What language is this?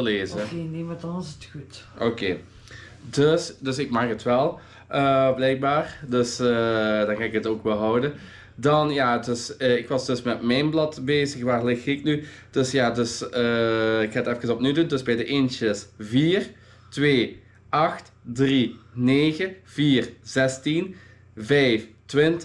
Dutch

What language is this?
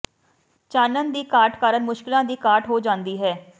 Punjabi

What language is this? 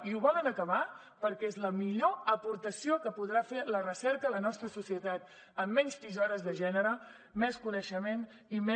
Catalan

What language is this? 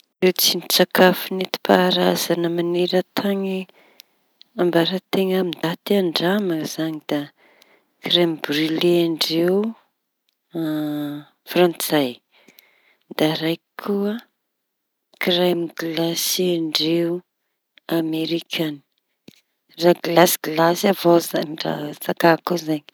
Tanosy Malagasy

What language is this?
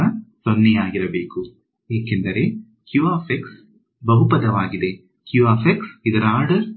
Kannada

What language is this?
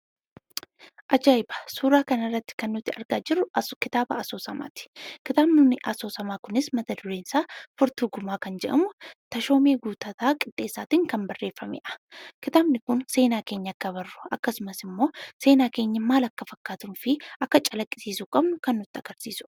Oromo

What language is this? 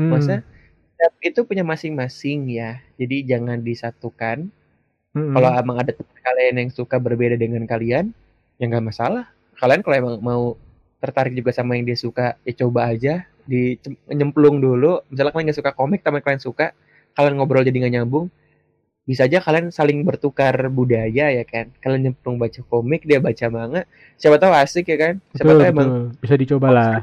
Indonesian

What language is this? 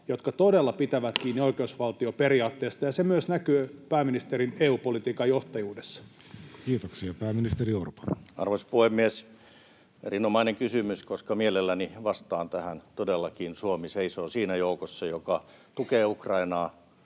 Finnish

